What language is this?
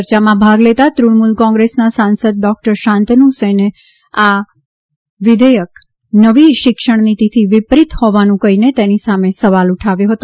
Gujarati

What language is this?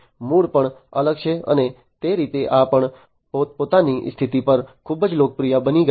Gujarati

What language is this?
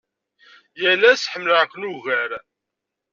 Kabyle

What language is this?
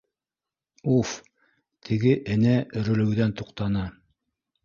Bashkir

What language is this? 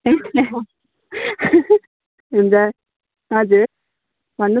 Nepali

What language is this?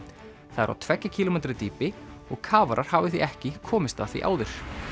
Icelandic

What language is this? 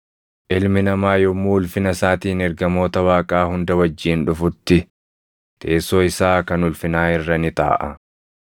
Oromo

